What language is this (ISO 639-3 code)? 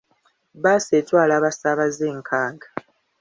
lug